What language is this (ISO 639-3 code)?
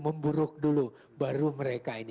ind